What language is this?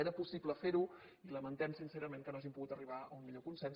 Catalan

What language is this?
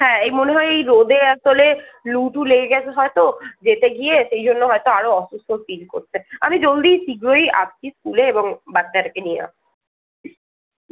Bangla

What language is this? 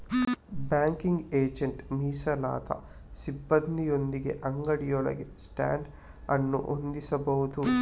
Kannada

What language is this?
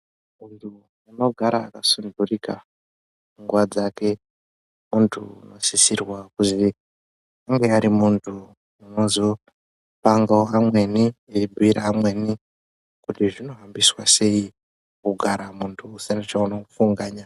Ndau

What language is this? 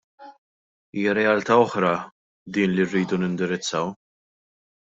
Maltese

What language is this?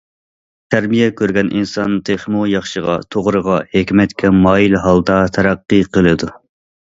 Uyghur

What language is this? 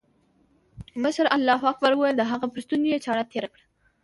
Pashto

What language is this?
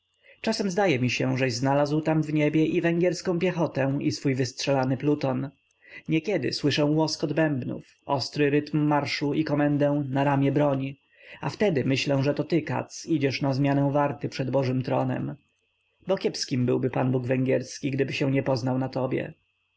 Polish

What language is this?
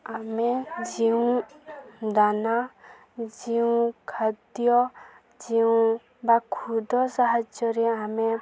Odia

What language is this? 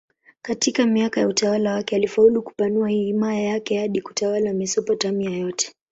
Swahili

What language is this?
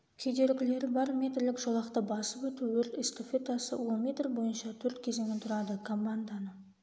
Kazakh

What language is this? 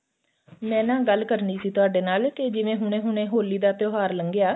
Punjabi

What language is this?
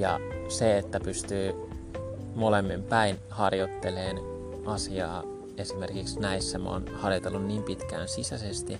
Finnish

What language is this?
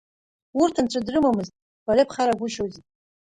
Abkhazian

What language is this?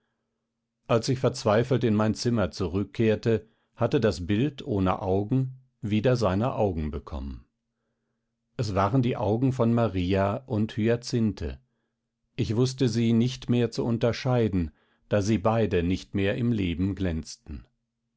German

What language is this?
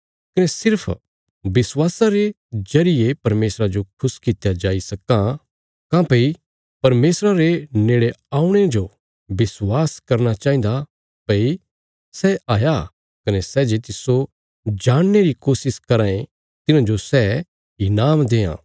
Bilaspuri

